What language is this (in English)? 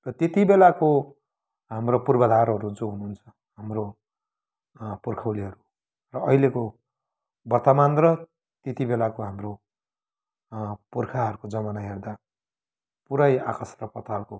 Nepali